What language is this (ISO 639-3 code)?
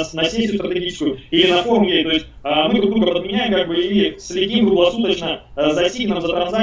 rus